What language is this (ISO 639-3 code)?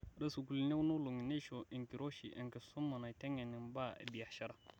mas